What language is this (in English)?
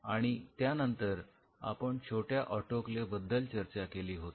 Marathi